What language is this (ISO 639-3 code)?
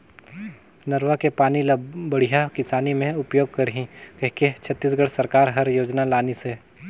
hne